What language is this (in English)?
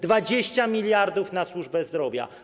Polish